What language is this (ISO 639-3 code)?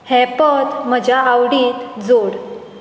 kok